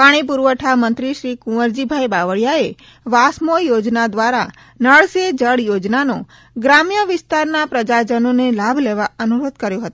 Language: Gujarati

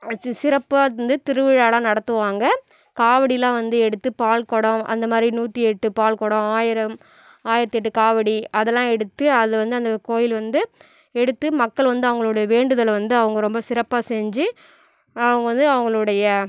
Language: Tamil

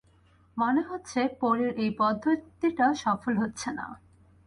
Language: Bangla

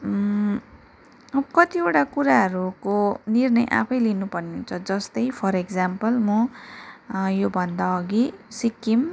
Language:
Nepali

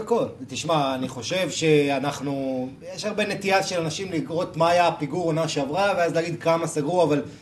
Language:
Hebrew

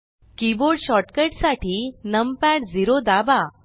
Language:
Marathi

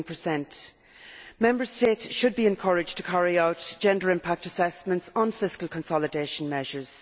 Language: English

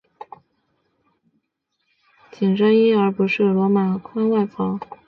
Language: Chinese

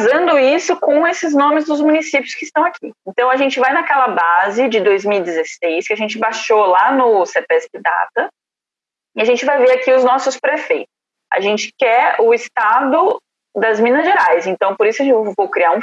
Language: Portuguese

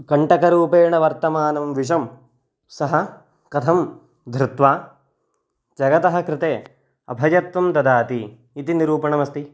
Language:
Sanskrit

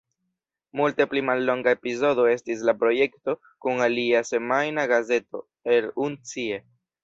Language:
Esperanto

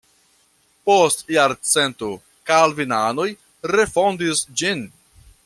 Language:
Esperanto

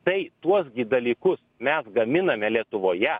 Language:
Lithuanian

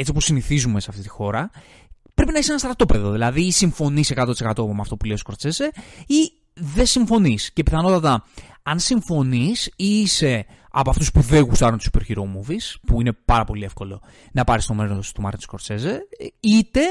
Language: Greek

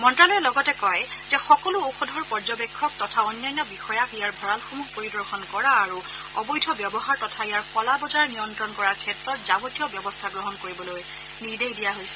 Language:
Assamese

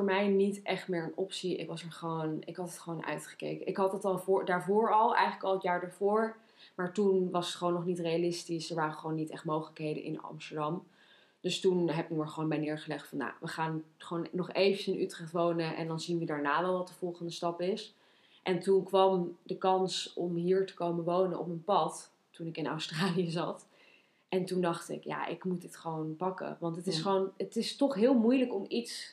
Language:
Dutch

